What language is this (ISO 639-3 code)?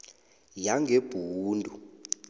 nbl